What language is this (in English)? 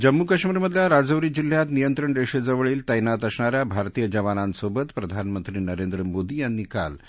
Marathi